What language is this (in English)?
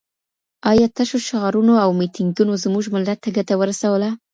Pashto